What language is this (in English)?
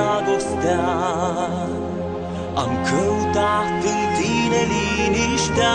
Romanian